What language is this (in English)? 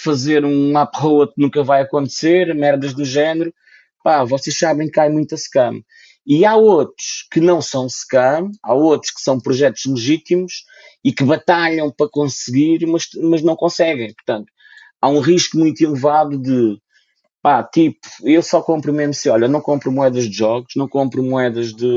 Portuguese